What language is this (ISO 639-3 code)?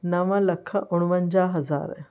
snd